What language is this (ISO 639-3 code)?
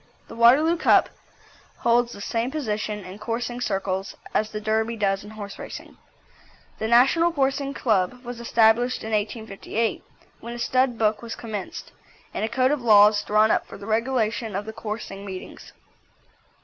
eng